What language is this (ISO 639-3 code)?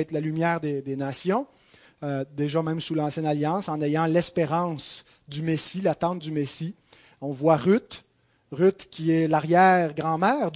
fra